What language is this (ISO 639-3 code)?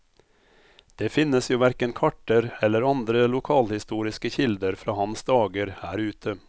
nor